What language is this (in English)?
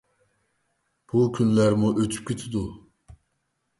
Uyghur